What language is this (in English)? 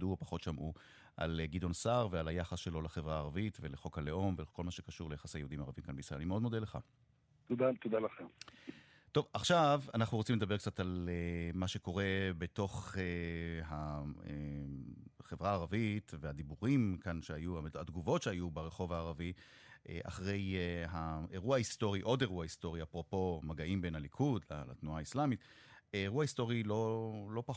Hebrew